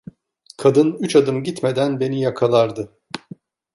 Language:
Turkish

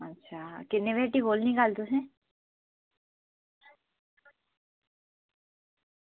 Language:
Dogri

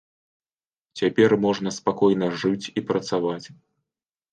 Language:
Belarusian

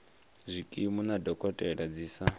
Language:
Venda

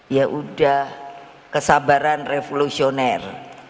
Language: Indonesian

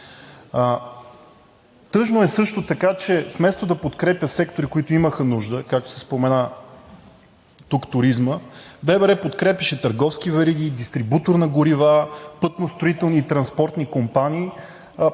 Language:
Bulgarian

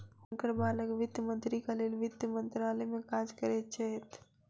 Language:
Maithili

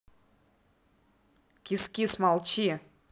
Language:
Russian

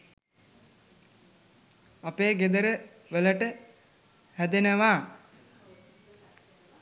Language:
Sinhala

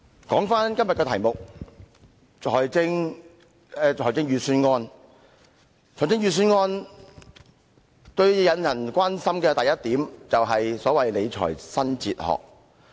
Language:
Cantonese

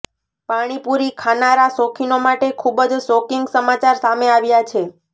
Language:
Gujarati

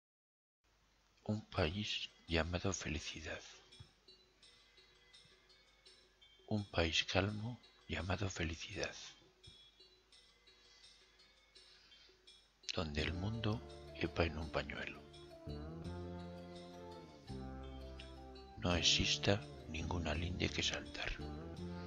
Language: Spanish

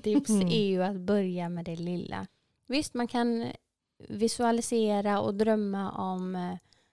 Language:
Swedish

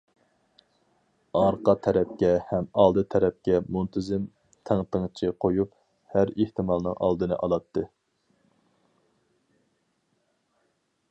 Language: Uyghur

